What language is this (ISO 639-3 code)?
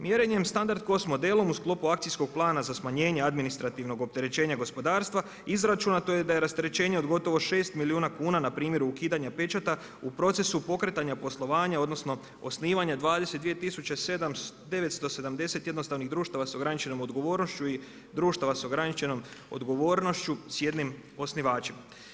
hrv